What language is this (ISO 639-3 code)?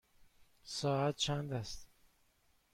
fas